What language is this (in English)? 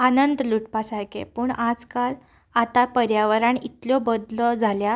Konkani